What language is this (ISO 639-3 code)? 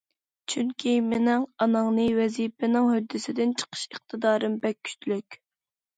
uig